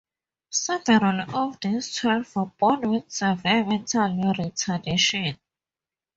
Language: English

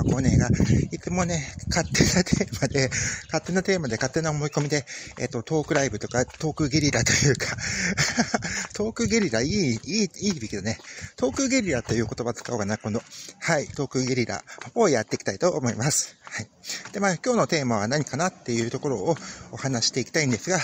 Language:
Japanese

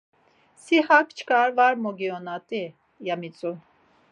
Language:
Laz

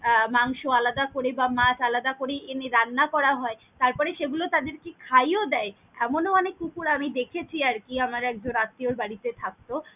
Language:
Bangla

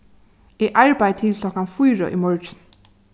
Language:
Faroese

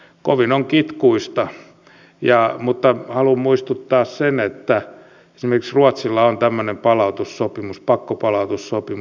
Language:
Finnish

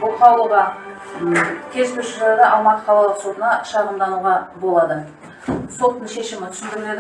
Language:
Turkish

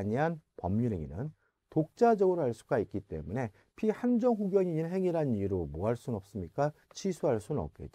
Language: Korean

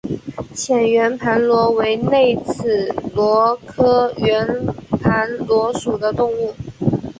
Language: Chinese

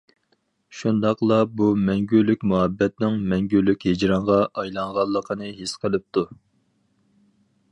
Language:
Uyghur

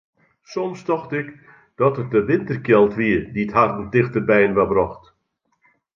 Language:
Western Frisian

